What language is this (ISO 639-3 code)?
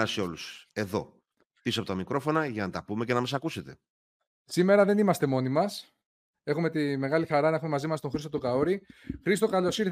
ell